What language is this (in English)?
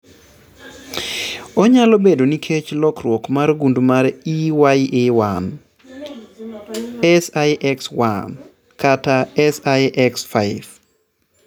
Luo (Kenya and Tanzania)